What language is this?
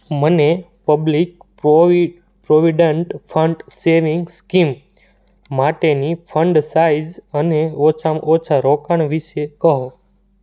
Gujarati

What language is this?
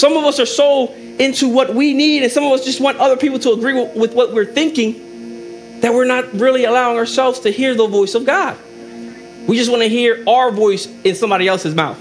English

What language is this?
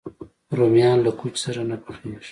Pashto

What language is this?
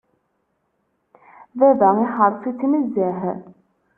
Kabyle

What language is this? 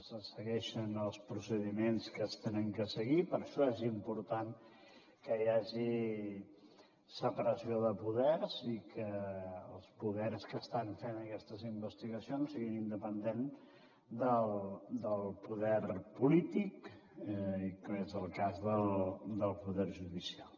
Catalan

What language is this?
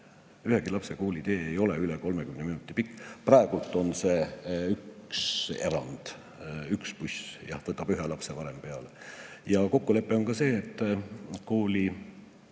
Estonian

